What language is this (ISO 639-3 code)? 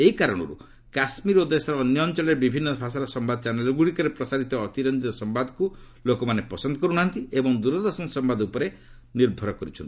ori